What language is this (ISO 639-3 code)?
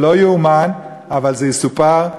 heb